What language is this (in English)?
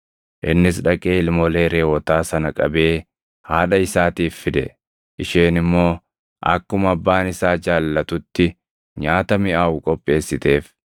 Oromo